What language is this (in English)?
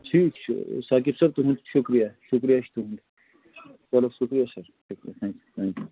Kashmiri